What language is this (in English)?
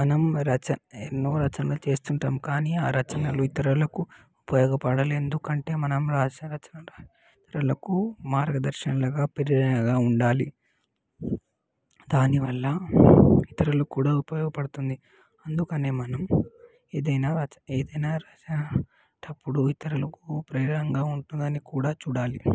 Telugu